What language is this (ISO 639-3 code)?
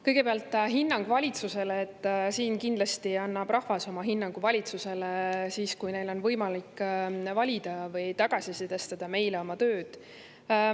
est